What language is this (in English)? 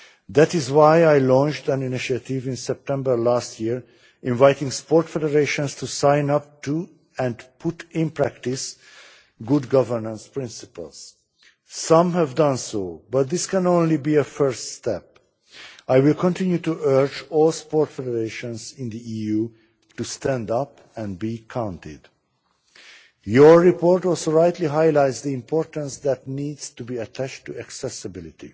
English